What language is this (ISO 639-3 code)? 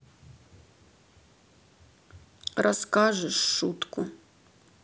rus